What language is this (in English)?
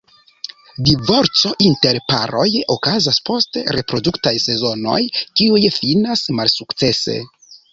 Esperanto